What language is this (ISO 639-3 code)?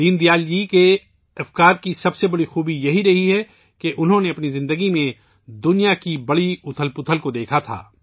urd